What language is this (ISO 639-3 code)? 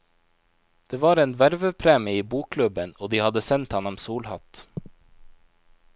nor